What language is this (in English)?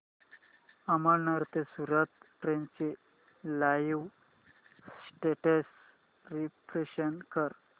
Marathi